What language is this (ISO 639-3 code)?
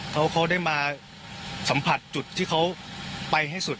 tha